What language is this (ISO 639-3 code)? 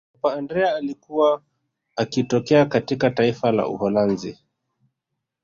swa